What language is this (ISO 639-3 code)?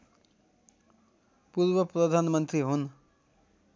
nep